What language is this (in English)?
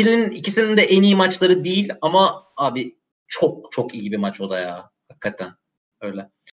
Turkish